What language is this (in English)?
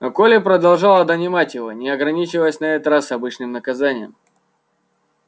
Russian